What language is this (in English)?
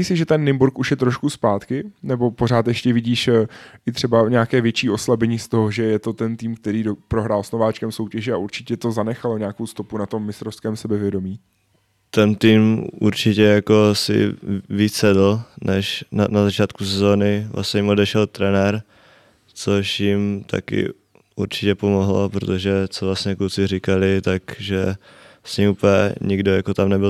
Czech